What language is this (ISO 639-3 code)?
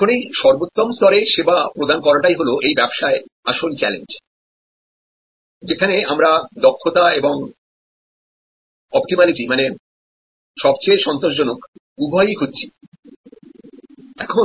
ben